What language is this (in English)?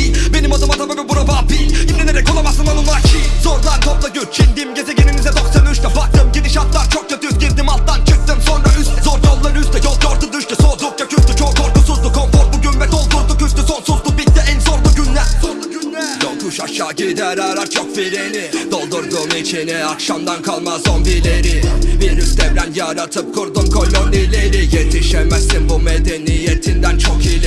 Turkish